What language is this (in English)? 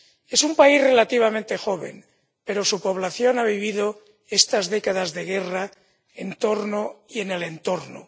Spanish